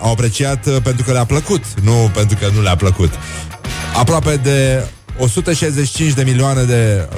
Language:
Romanian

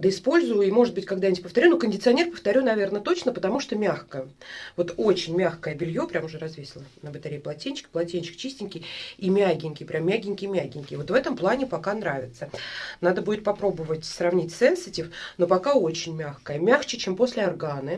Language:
Russian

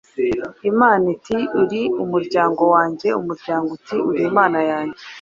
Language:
Kinyarwanda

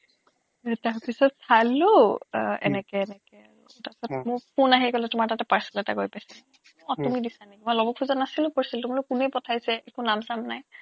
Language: Assamese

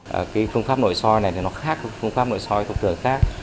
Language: Vietnamese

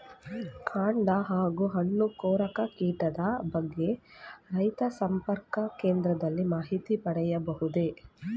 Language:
Kannada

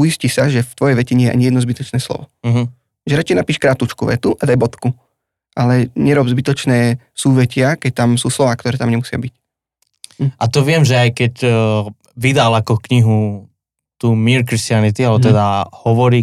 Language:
Slovak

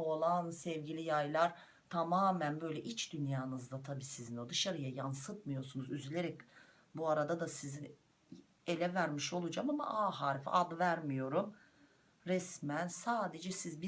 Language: Turkish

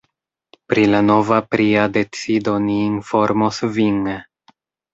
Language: Esperanto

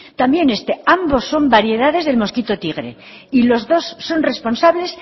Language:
Spanish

